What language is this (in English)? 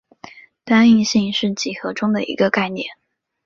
Chinese